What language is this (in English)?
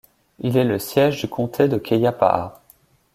French